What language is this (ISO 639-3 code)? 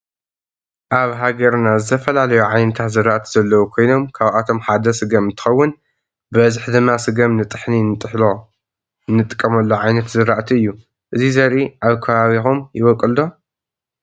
tir